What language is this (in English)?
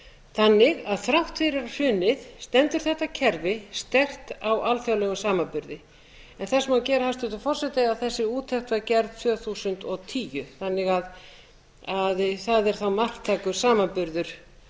Icelandic